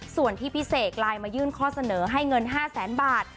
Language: Thai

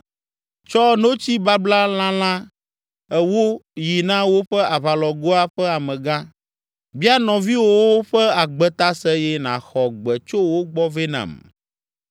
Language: Ewe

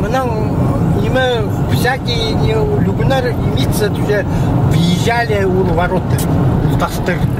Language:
Russian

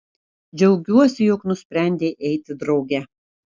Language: Lithuanian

